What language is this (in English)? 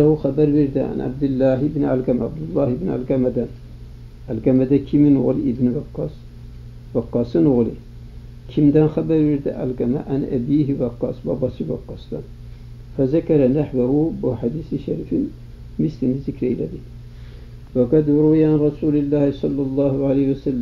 Turkish